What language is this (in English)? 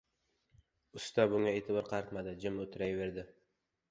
Uzbek